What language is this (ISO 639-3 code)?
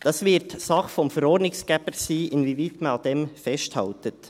gsw